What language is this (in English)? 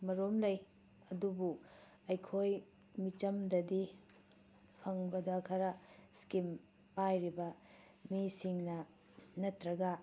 Manipuri